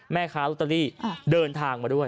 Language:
Thai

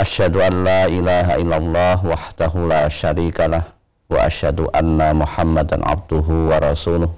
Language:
Indonesian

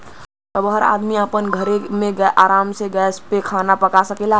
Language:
Bhojpuri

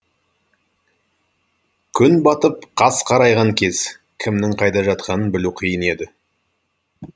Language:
Kazakh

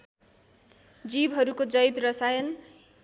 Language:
Nepali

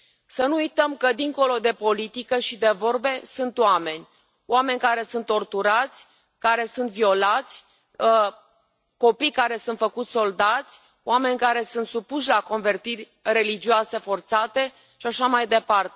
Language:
Romanian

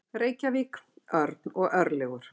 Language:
Icelandic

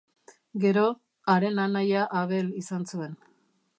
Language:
Basque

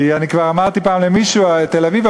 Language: Hebrew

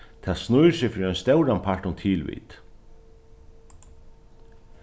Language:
Faroese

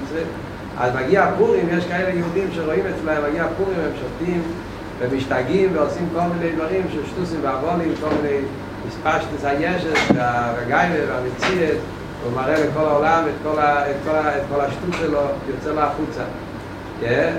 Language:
Hebrew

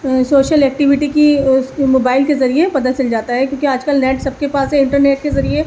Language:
Urdu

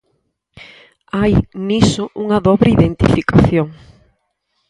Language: Galician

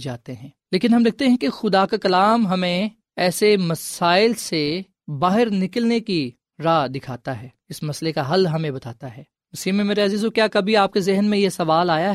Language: Urdu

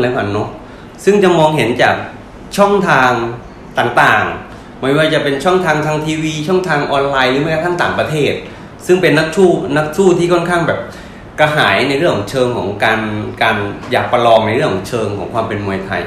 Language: Thai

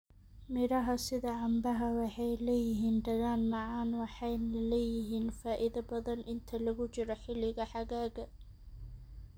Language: Somali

